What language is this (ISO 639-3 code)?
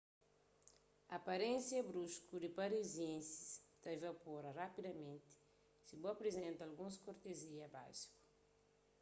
kea